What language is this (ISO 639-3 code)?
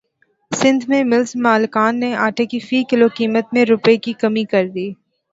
urd